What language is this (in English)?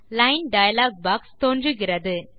Tamil